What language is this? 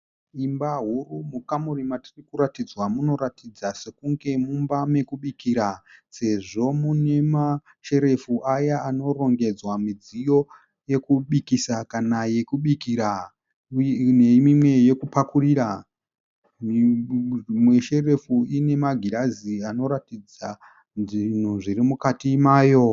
Shona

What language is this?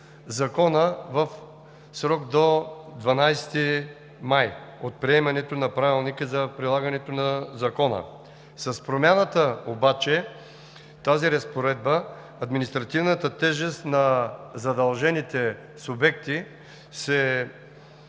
Bulgarian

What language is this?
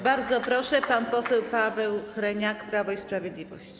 Polish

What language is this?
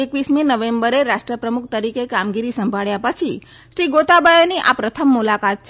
Gujarati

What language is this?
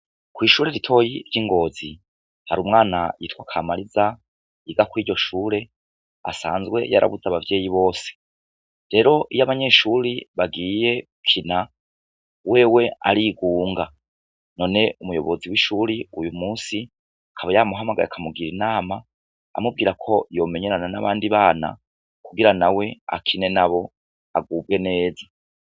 Rundi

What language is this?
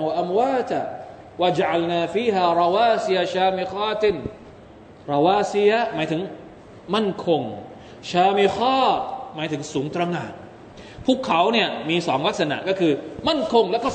Thai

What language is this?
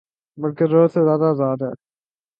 Urdu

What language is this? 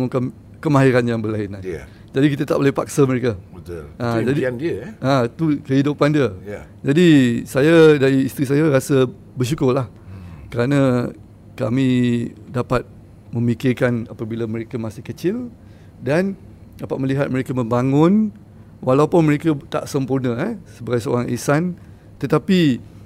Malay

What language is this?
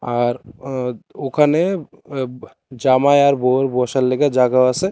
Bangla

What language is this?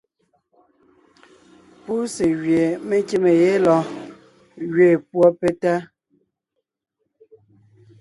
Ngiemboon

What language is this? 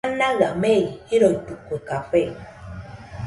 Nüpode Huitoto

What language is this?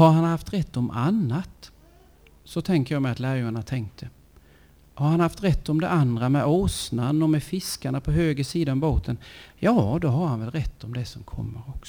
Swedish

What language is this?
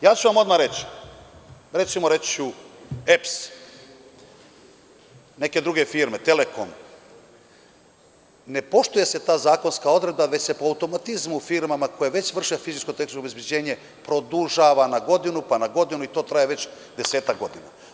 Serbian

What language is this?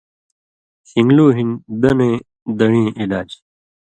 Indus Kohistani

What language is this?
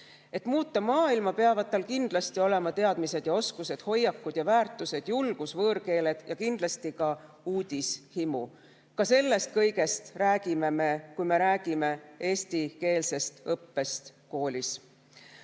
Estonian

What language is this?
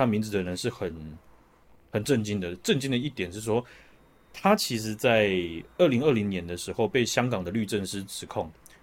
Chinese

